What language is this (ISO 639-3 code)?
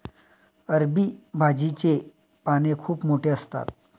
mar